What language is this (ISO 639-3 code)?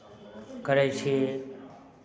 mai